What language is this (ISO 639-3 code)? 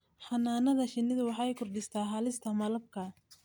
som